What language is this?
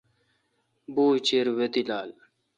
Kalkoti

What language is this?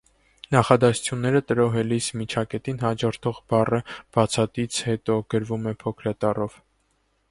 Armenian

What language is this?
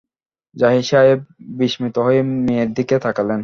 Bangla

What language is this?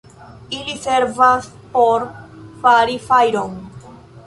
Esperanto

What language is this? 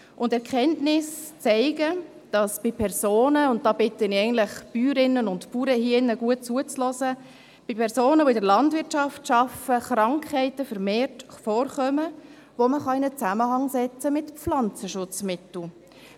Swiss German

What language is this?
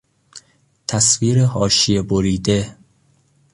Persian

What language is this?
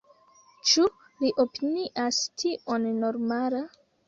Esperanto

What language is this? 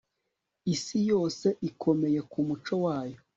Kinyarwanda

